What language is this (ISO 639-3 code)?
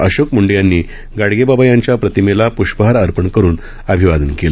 mar